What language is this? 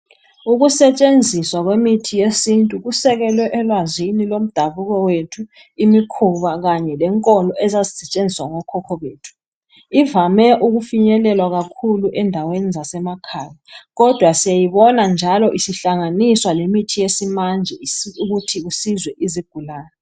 North Ndebele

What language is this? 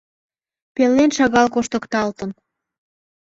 Mari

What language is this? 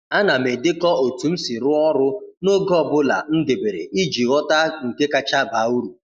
Igbo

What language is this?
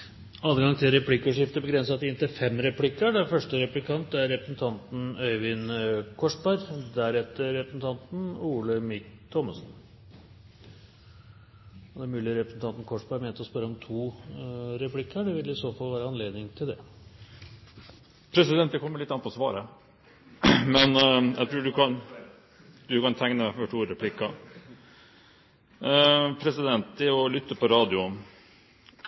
Norwegian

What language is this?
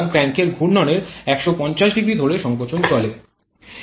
Bangla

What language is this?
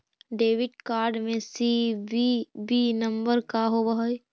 Magahi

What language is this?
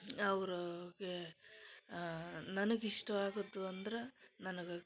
Kannada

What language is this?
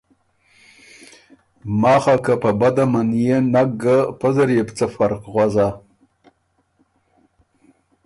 Ormuri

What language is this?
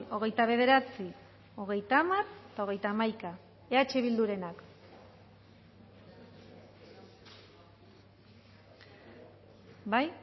Basque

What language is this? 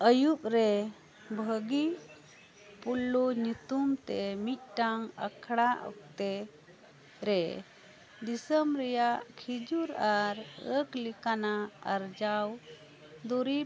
Santali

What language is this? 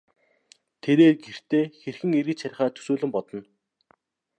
Mongolian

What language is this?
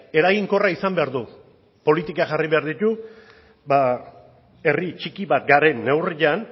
Basque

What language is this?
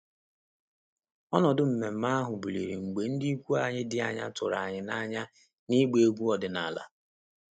Igbo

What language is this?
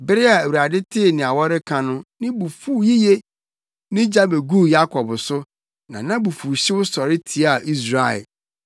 Akan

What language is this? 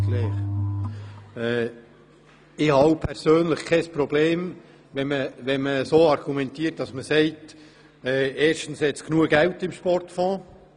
Swiss German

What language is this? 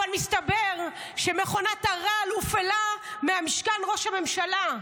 Hebrew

